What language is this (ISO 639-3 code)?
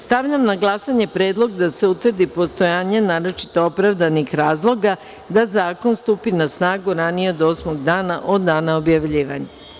srp